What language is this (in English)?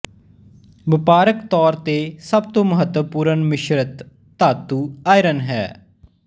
Punjabi